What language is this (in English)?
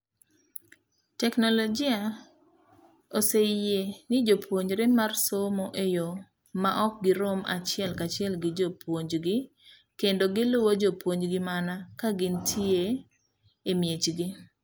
Luo (Kenya and Tanzania)